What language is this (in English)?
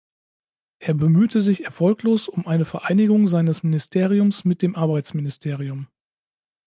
German